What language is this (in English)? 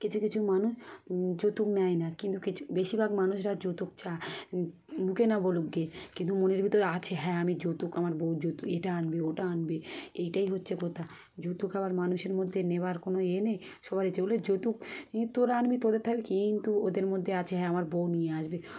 Bangla